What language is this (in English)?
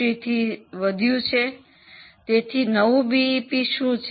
Gujarati